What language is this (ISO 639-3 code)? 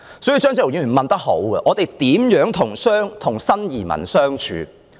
yue